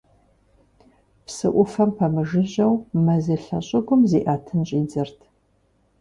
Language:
Kabardian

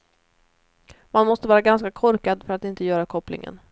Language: Swedish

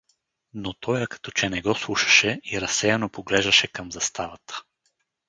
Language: Bulgarian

